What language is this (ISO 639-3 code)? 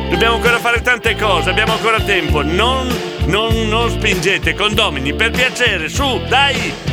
ita